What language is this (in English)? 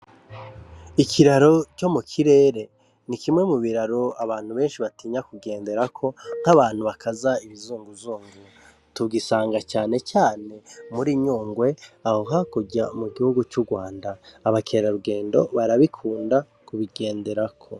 Rundi